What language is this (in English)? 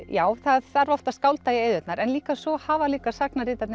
Icelandic